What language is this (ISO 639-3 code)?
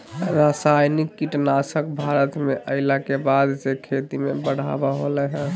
mag